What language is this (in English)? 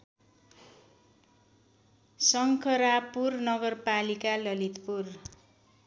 Nepali